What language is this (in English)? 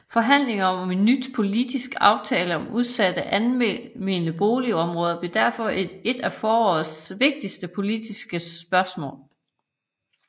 Danish